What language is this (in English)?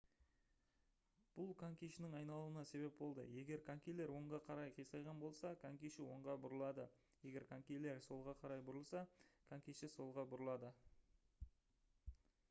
Kazakh